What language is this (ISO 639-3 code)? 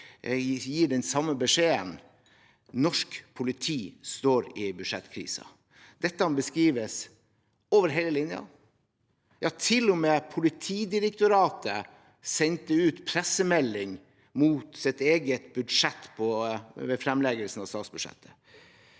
nor